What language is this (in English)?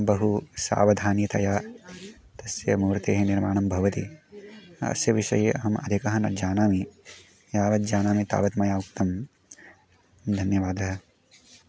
Sanskrit